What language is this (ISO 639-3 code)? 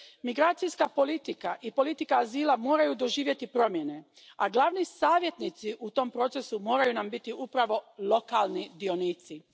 hrv